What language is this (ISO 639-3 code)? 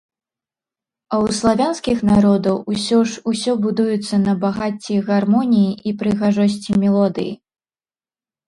bel